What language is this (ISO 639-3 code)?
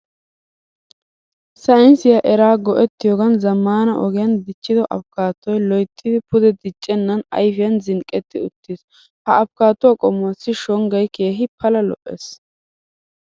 wal